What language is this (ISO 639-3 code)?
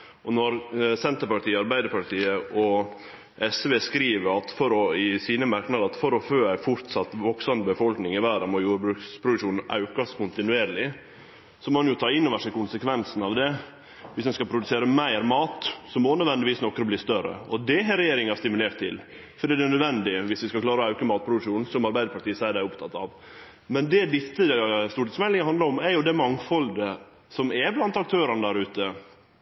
nno